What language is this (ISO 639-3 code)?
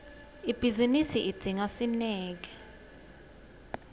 ssw